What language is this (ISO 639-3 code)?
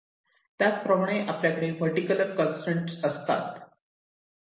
mar